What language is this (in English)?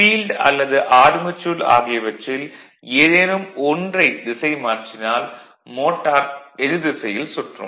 Tamil